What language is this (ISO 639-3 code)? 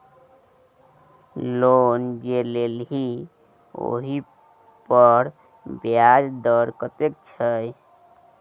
mai